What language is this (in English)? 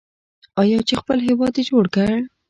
Pashto